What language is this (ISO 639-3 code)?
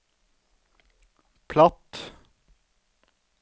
nor